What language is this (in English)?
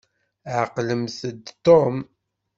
Kabyle